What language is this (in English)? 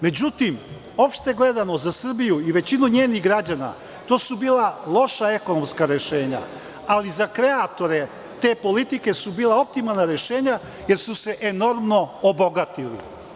Serbian